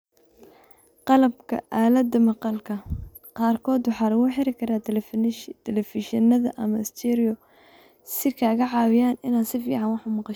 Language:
Somali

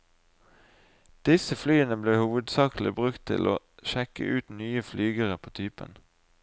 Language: Norwegian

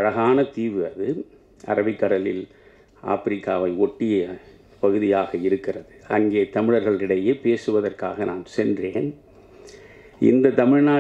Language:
Tamil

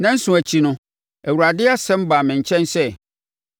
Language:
Akan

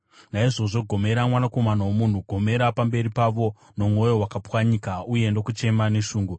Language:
Shona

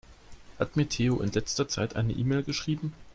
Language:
German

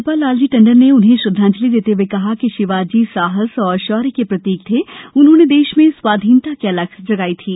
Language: Hindi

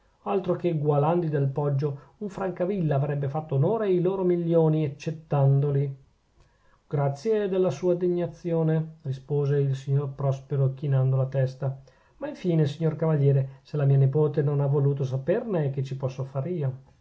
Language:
Italian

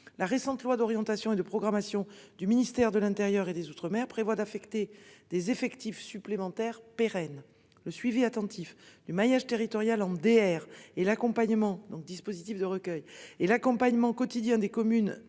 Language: French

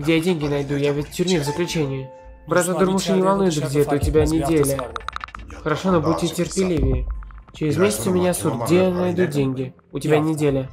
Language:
Russian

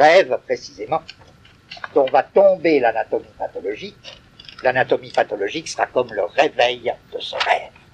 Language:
French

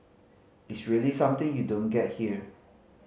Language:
English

